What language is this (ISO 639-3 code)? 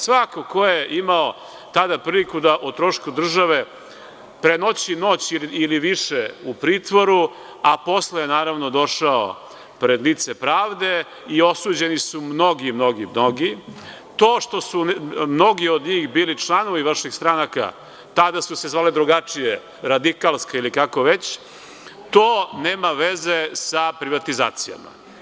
srp